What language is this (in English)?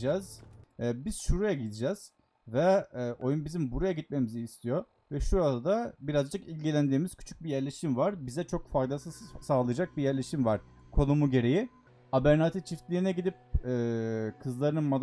Turkish